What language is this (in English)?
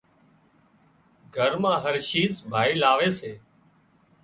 Wadiyara Koli